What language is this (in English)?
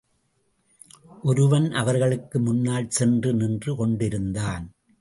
Tamil